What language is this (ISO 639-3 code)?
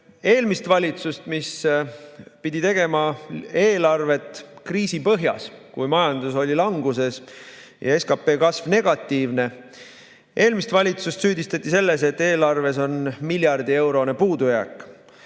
est